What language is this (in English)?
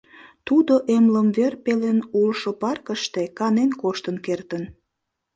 Mari